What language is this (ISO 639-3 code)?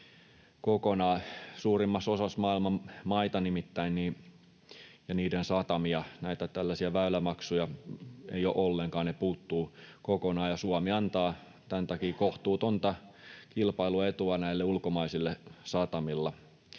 fin